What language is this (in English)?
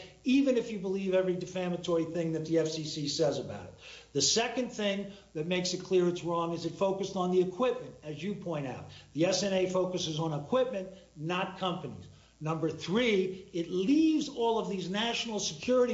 English